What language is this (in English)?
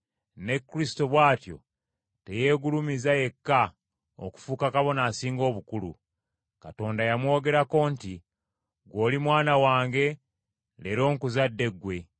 Ganda